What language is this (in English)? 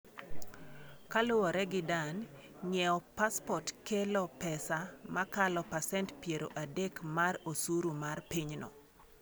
Luo (Kenya and Tanzania)